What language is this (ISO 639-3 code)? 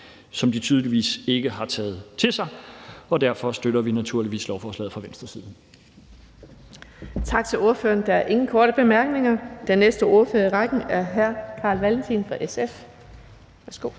dan